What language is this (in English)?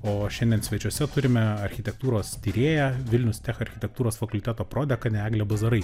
Lithuanian